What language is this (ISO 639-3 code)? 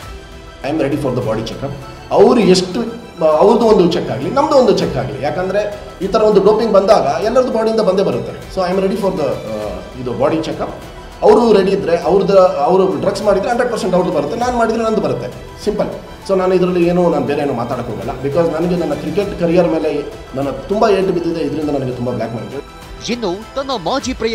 kan